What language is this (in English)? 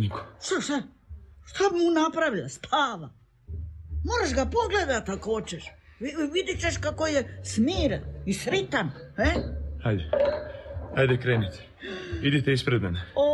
Croatian